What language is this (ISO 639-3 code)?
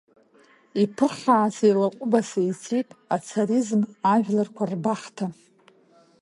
abk